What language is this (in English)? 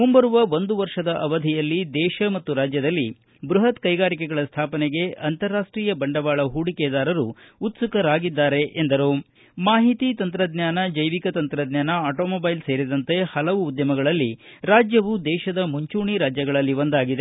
Kannada